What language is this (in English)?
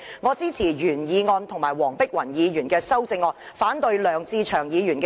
Cantonese